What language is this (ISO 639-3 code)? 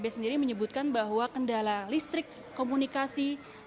ind